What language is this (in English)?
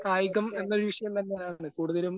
Malayalam